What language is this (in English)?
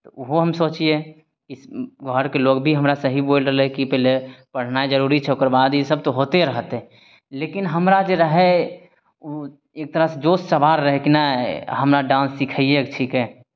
Maithili